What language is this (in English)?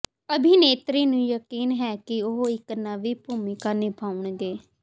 Punjabi